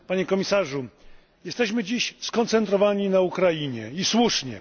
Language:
Polish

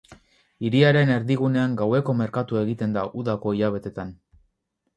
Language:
Basque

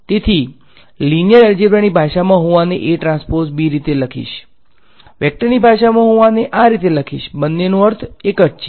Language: Gujarati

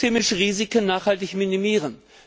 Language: German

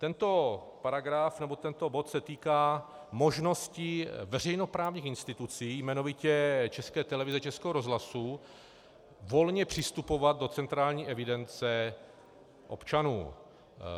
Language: Czech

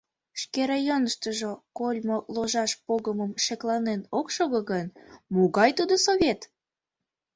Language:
Mari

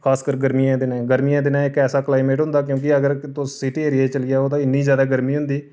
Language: Dogri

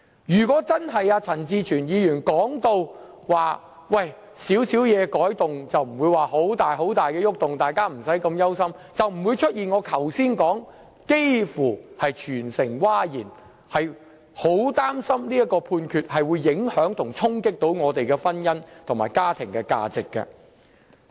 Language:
Cantonese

